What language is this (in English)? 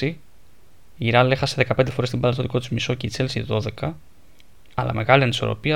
Greek